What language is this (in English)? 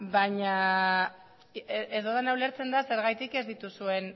Basque